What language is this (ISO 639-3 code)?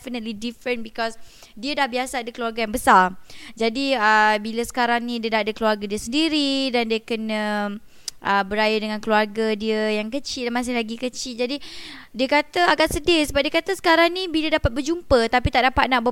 msa